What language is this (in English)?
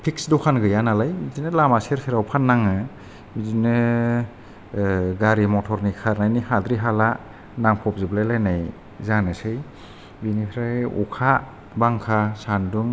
Bodo